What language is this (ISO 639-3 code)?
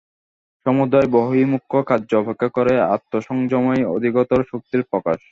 ben